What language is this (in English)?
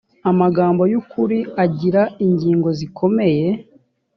Kinyarwanda